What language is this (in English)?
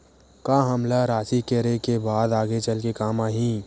Chhattisgarhi